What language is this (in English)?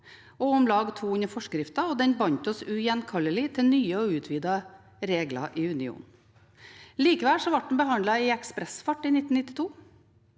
Norwegian